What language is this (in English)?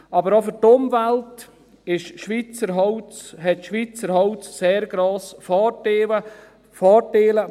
Swiss German